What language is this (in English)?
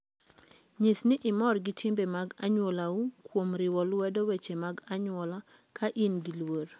Luo (Kenya and Tanzania)